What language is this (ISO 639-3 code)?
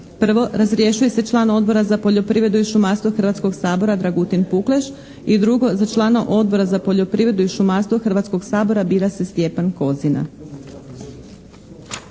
hrv